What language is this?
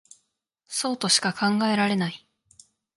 Japanese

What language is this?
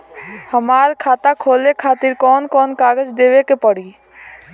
Bhojpuri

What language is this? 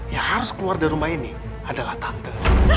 Indonesian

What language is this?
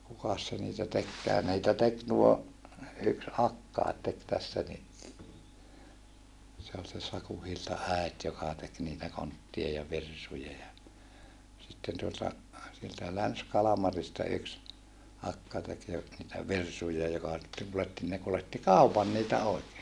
Finnish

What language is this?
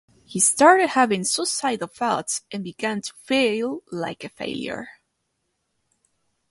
English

